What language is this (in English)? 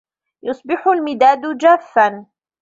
Arabic